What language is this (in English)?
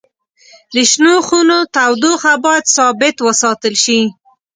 Pashto